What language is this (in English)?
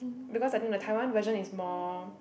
English